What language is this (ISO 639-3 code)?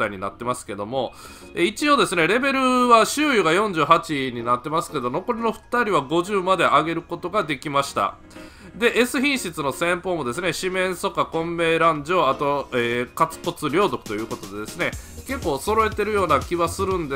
jpn